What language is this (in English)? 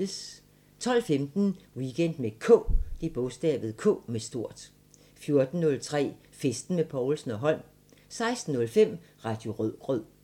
Danish